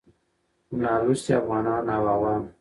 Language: Pashto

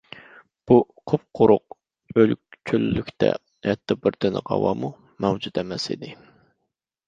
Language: Uyghur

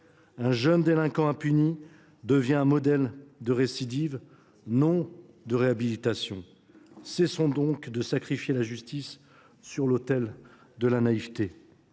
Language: French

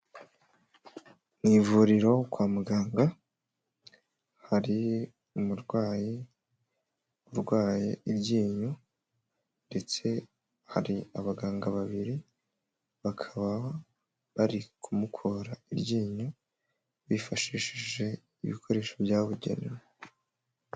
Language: Kinyarwanda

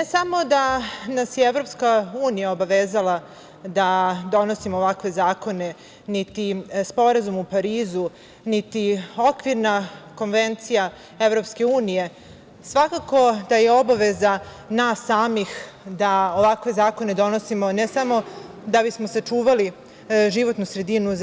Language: Serbian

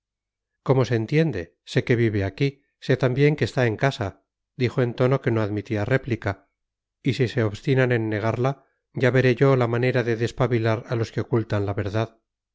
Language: Spanish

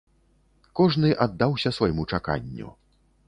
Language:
Belarusian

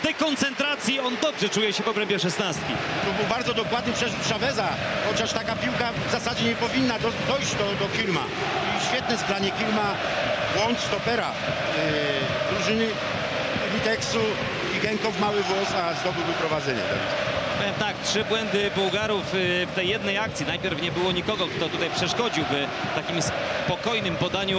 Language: Polish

